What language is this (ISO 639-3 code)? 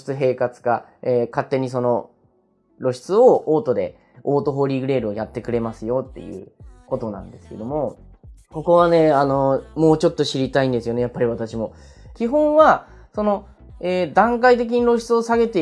jpn